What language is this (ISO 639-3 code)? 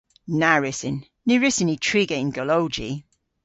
cor